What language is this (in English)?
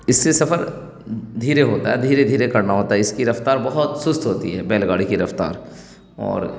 Urdu